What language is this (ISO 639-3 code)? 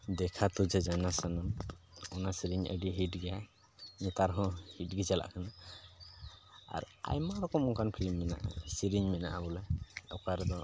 sat